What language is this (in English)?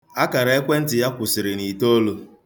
Igbo